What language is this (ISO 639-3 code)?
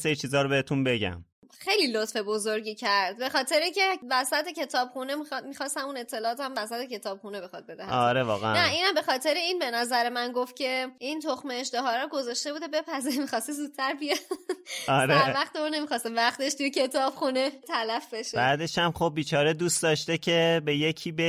fas